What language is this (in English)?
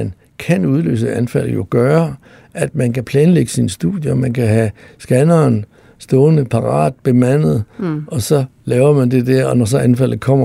Danish